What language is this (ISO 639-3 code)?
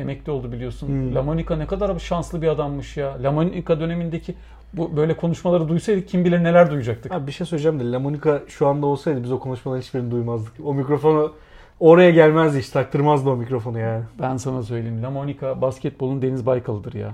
tur